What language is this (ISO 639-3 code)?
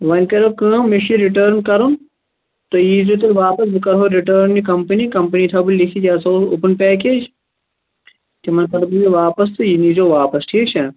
kas